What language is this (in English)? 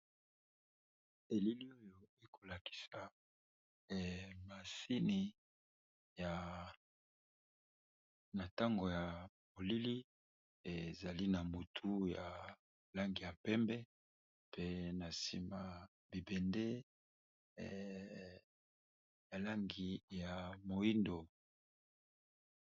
Lingala